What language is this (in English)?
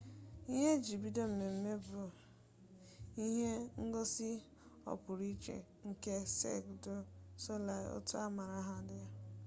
Igbo